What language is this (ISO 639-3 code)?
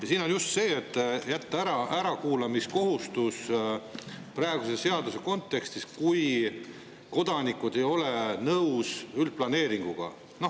est